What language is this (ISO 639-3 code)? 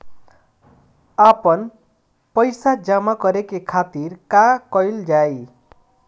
bho